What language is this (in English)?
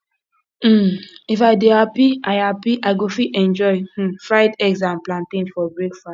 Nigerian Pidgin